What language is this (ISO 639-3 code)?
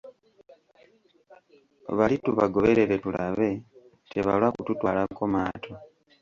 lug